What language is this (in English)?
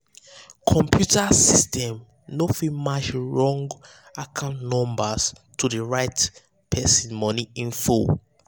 Nigerian Pidgin